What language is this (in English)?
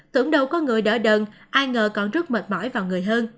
Vietnamese